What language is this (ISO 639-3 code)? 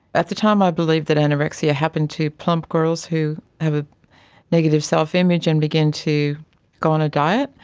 eng